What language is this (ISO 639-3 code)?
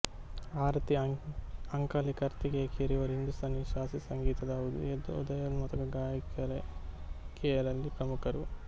kan